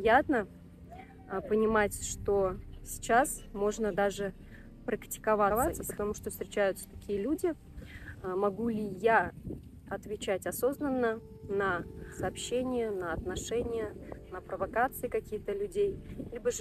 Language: Russian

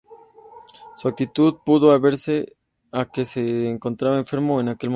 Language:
Spanish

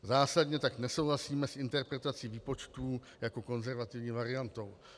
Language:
Czech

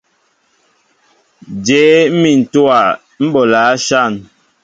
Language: Mbo (Cameroon)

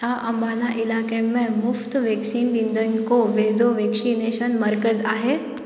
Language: Sindhi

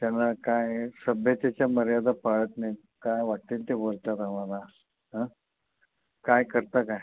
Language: Marathi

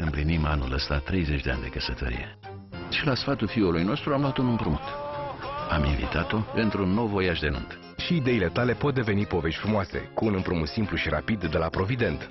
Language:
Romanian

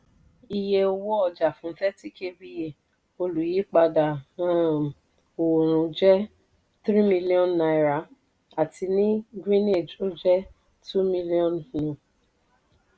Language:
Yoruba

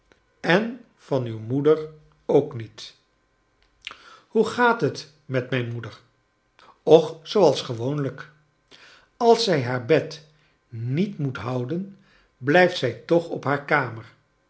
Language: Dutch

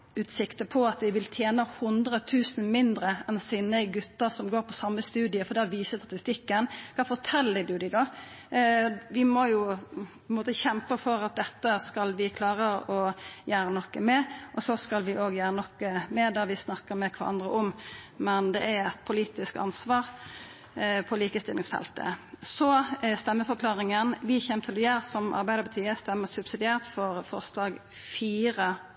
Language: Norwegian Nynorsk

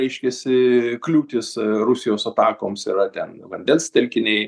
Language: Lithuanian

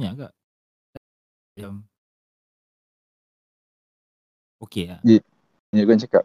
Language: Malay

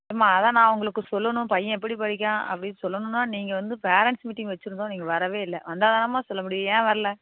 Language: Tamil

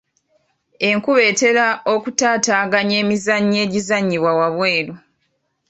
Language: Ganda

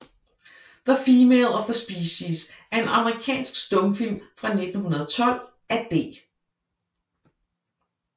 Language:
Danish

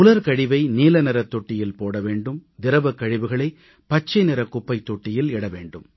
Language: Tamil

